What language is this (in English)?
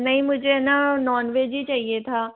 Hindi